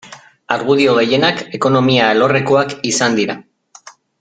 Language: Basque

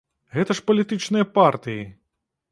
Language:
Belarusian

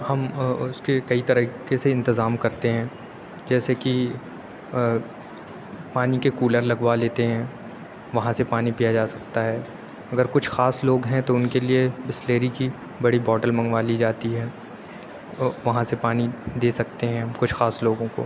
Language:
Urdu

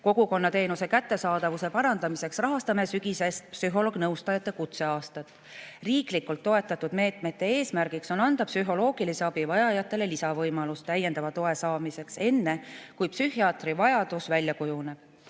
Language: Estonian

